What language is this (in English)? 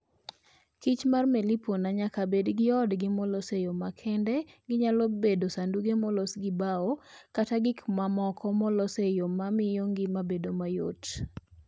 Luo (Kenya and Tanzania)